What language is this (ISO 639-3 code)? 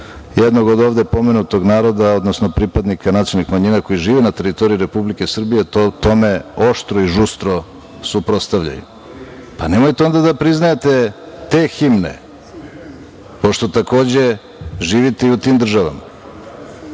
srp